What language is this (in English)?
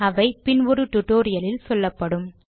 Tamil